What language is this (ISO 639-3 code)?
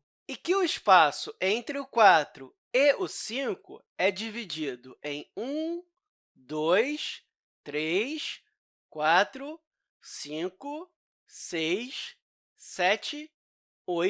por